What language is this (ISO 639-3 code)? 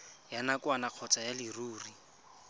tsn